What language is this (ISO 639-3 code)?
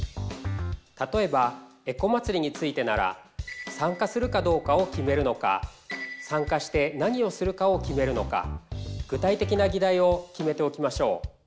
jpn